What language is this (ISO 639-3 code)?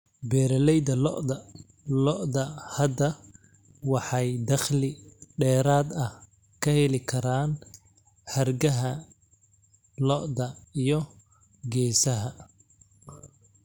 som